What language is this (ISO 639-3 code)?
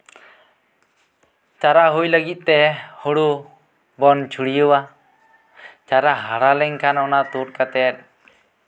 sat